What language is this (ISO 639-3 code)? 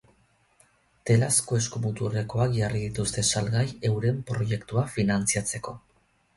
eus